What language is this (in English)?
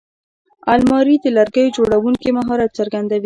Pashto